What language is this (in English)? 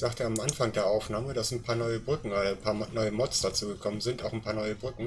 German